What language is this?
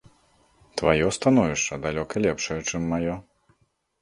Belarusian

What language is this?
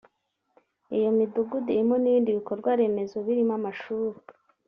Kinyarwanda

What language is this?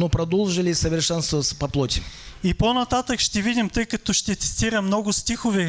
Russian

